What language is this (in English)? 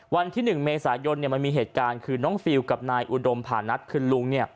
Thai